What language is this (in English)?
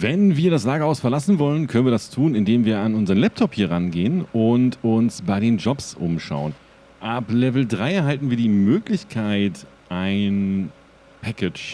German